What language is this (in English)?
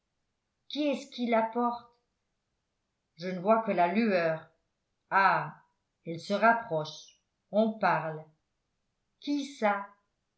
French